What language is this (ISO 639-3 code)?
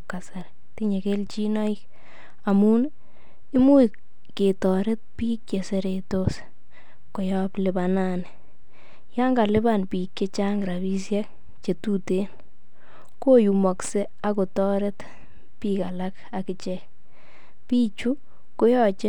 kln